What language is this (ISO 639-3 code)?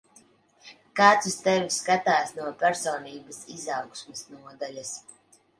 lav